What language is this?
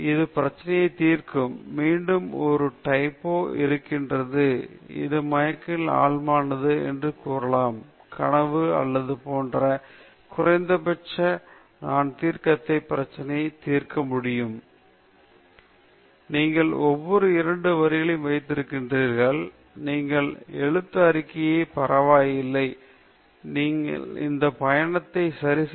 Tamil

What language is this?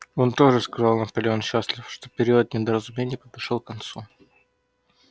Russian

